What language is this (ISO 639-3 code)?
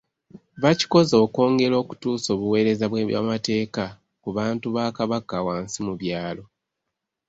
lug